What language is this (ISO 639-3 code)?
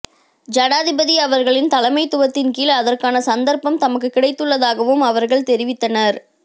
tam